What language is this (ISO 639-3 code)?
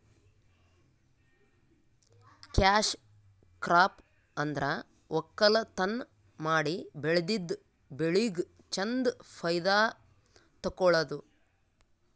kan